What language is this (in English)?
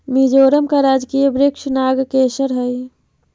Magahi